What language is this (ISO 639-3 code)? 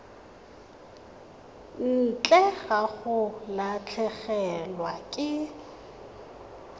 tsn